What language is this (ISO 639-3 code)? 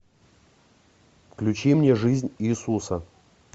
rus